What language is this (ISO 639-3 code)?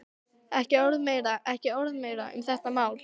isl